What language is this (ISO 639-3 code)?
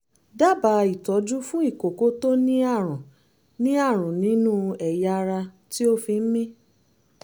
yor